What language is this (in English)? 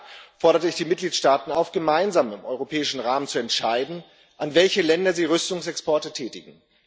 German